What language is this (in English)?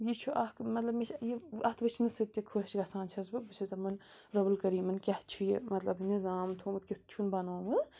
Kashmiri